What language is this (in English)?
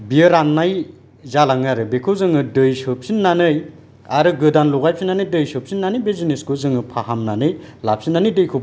Bodo